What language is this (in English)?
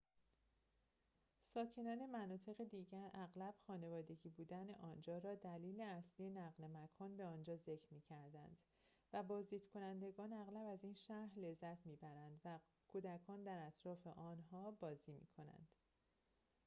Persian